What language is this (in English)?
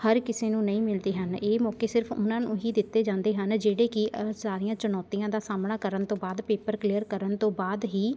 Punjabi